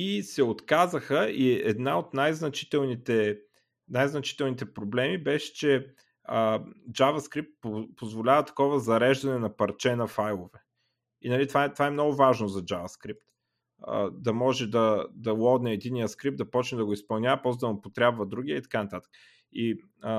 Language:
Bulgarian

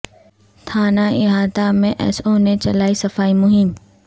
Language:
Urdu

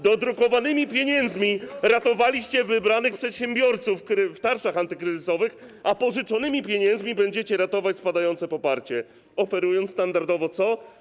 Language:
Polish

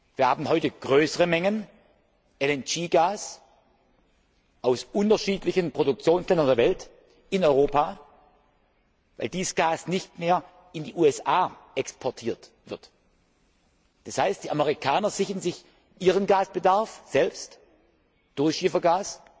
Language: German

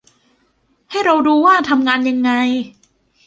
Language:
Thai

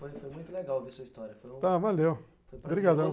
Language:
Portuguese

